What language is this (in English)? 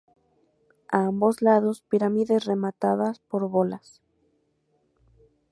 Spanish